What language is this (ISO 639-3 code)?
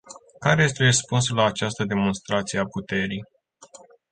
ron